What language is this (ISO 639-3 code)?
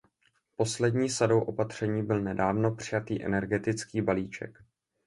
ces